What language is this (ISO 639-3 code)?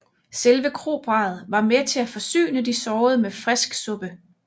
dan